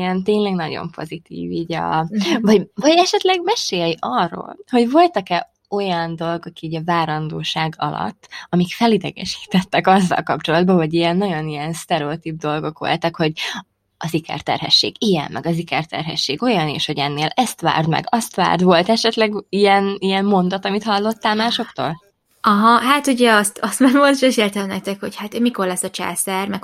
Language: Hungarian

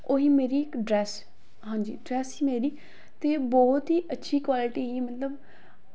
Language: Dogri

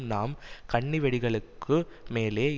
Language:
Tamil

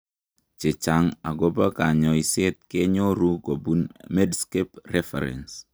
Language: Kalenjin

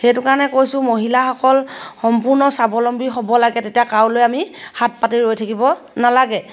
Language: Assamese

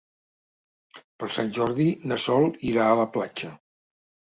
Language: Catalan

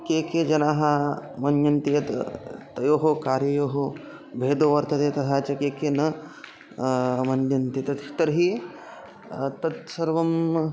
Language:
Sanskrit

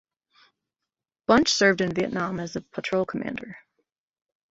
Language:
English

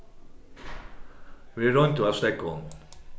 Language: Faroese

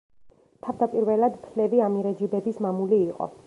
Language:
Georgian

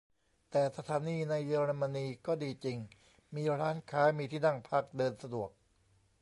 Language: Thai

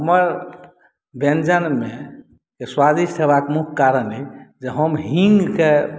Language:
Maithili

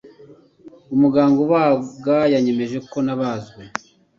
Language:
Kinyarwanda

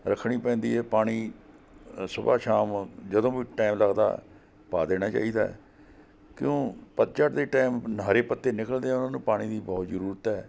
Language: Punjabi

